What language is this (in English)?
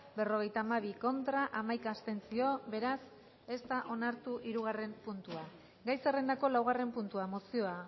Basque